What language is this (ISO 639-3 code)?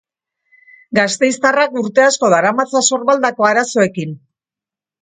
eus